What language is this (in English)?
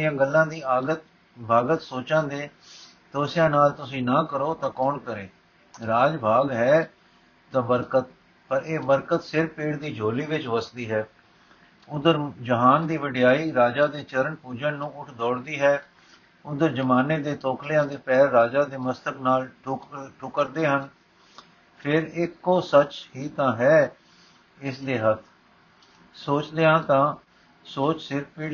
Punjabi